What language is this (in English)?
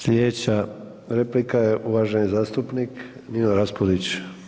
Croatian